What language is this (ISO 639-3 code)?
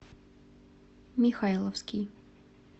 rus